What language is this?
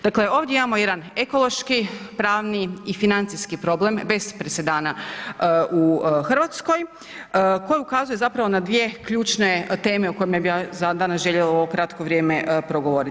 Croatian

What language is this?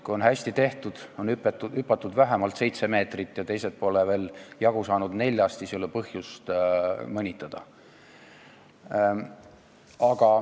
Estonian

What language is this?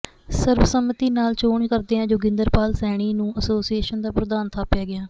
Punjabi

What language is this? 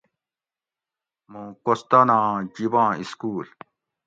Gawri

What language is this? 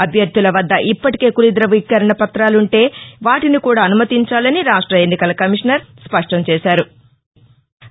Telugu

